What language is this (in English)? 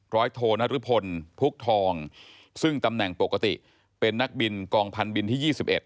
Thai